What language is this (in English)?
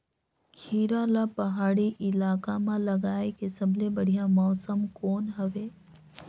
Chhattisgarhi